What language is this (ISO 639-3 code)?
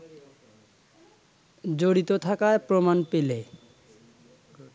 ben